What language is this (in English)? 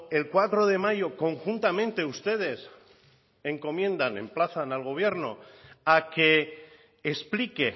Spanish